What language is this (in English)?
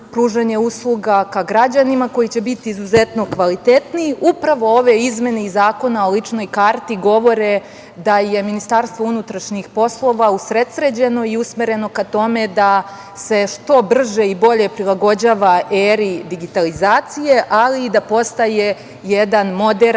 Serbian